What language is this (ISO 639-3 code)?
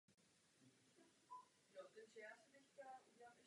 ces